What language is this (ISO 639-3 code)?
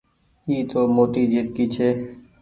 gig